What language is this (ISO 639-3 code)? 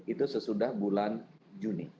ind